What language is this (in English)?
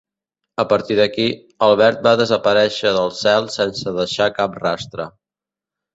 Catalan